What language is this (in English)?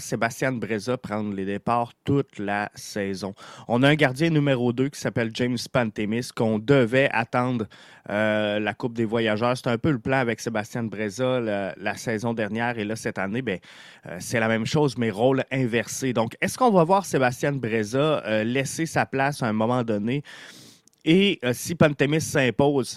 French